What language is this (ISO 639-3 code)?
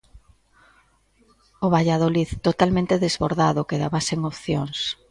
glg